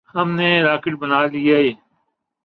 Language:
Urdu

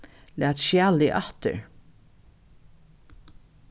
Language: Faroese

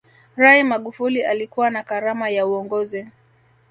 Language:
Swahili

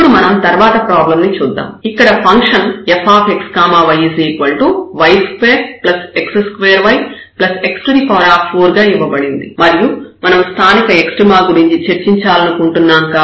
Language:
Telugu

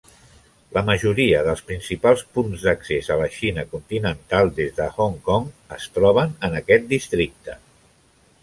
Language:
Catalan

